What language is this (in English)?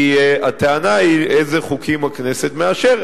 Hebrew